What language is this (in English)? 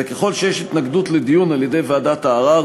Hebrew